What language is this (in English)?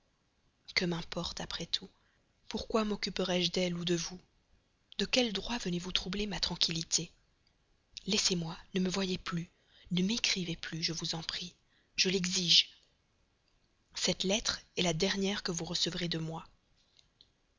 French